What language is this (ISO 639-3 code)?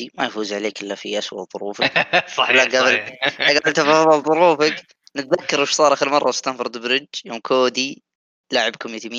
ara